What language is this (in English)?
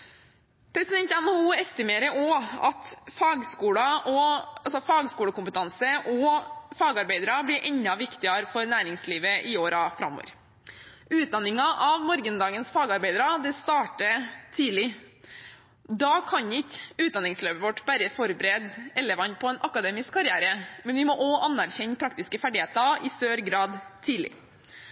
Norwegian Bokmål